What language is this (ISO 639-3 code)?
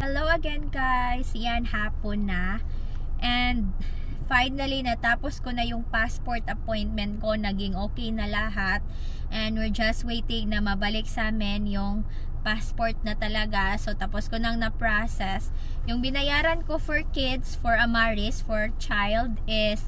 fil